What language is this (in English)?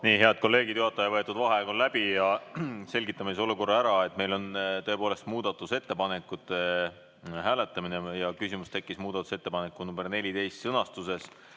Estonian